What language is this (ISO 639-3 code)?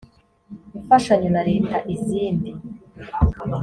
kin